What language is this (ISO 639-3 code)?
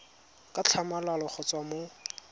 tsn